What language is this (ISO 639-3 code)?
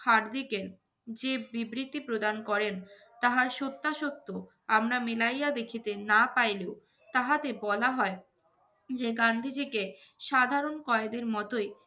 ben